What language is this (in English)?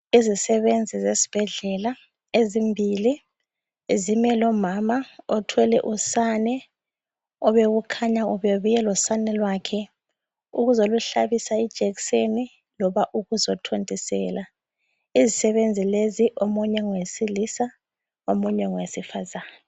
North Ndebele